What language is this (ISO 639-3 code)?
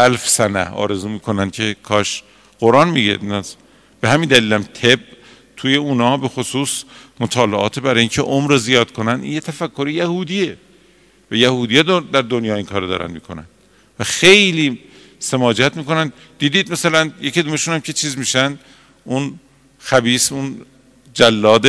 fas